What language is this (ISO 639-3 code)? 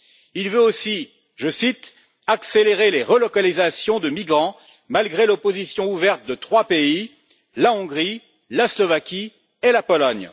fra